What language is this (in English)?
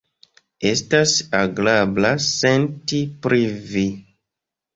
Esperanto